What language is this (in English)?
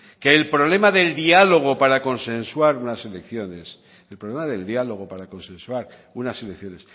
Spanish